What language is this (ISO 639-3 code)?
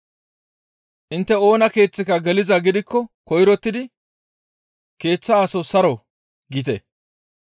gmv